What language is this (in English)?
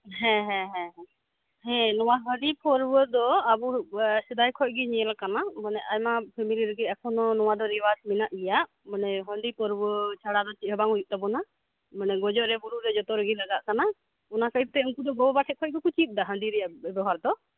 Santali